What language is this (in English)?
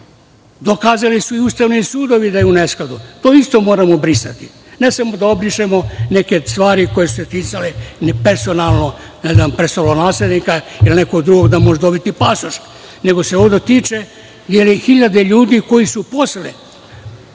Serbian